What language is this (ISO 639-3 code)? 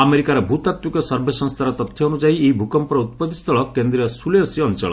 ori